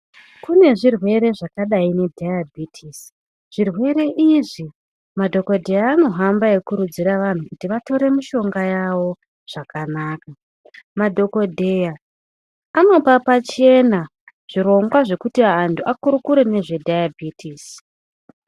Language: Ndau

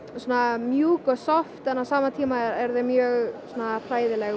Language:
Icelandic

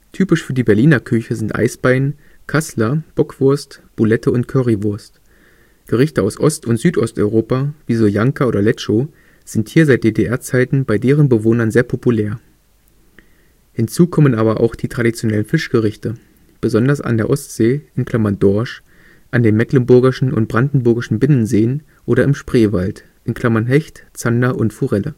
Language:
German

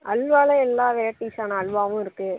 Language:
Tamil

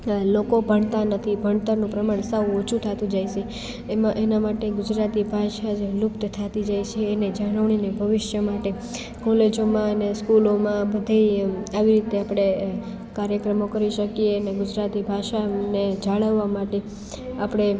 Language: Gujarati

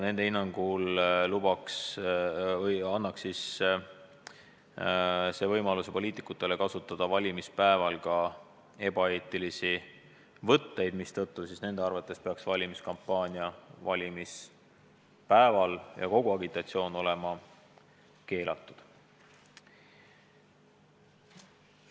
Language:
Estonian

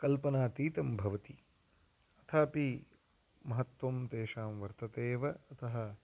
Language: Sanskrit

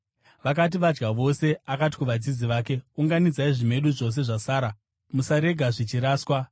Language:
Shona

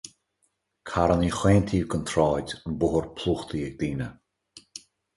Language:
Irish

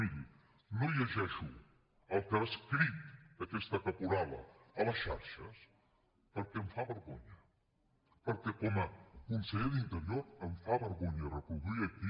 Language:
Catalan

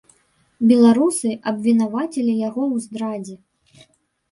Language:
Belarusian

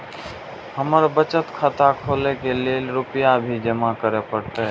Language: Maithili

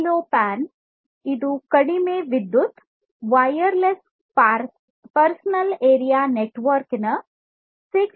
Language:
Kannada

